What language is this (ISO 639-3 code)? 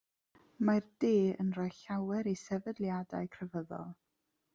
cym